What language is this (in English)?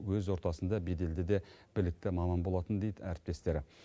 Kazakh